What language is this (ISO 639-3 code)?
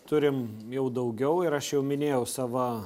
lit